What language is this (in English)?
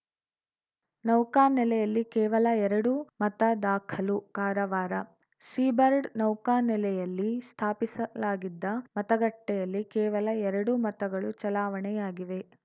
Kannada